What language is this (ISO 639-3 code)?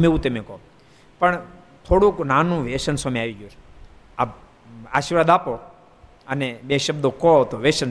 guj